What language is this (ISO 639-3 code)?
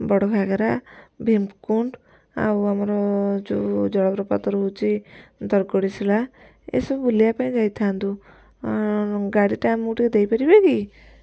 ori